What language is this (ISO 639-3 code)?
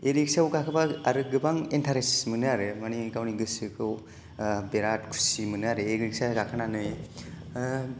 brx